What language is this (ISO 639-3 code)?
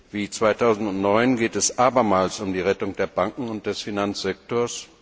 deu